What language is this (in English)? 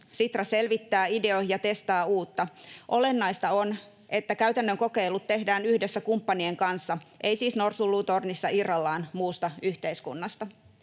Finnish